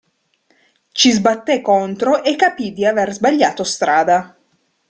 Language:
Italian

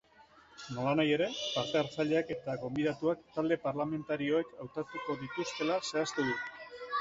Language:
Basque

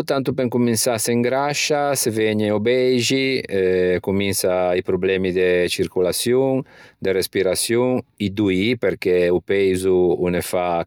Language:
Ligurian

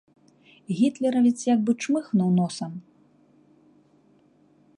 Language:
Belarusian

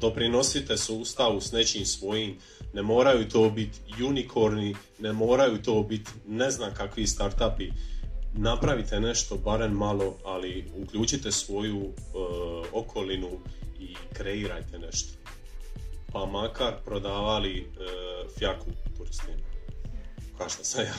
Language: Croatian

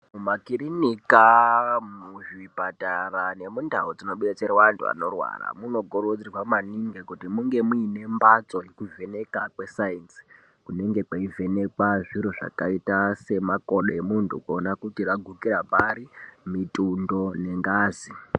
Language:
Ndau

